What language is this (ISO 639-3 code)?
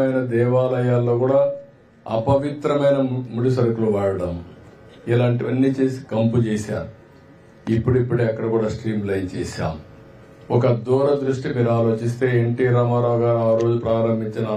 tel